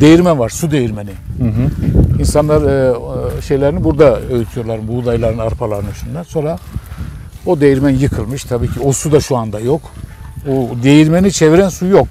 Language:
Turkish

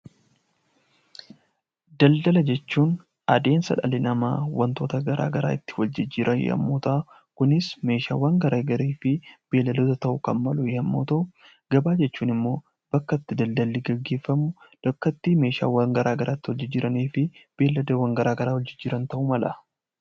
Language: Oromo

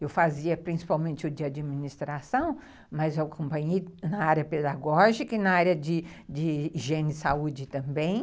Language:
Portuguese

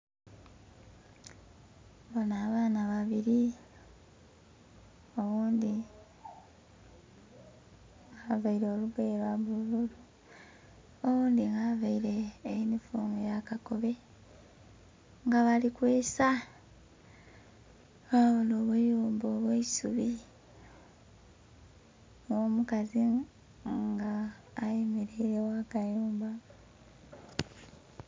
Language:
Soga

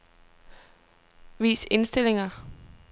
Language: Danish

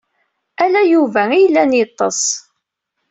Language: Kabyle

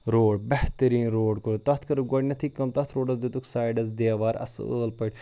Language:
Kashmiri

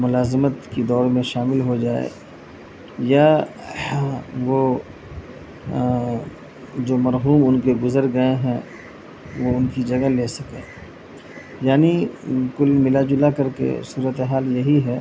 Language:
Urdu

